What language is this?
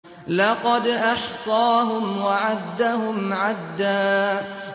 Arabic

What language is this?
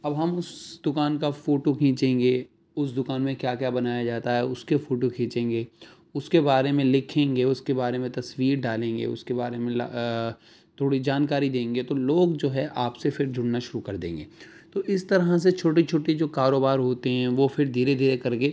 Urdu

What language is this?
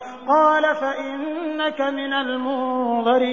Arabic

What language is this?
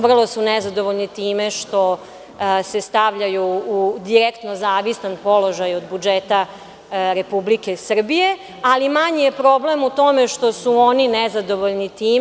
Serbian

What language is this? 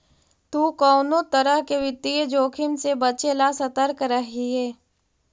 Magahi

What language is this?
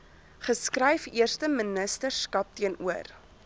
Afrikaans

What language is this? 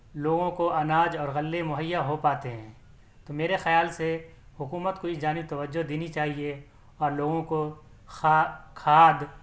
Urdu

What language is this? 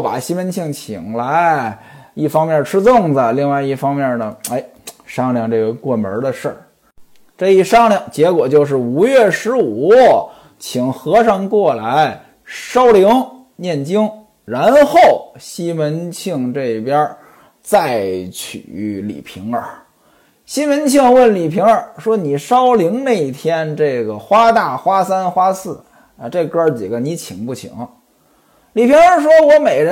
Chinese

